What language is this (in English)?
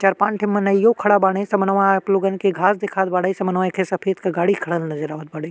Bhojpuri